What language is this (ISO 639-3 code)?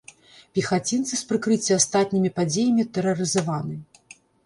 bel